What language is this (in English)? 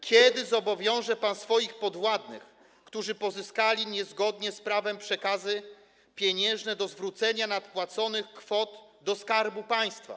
Polish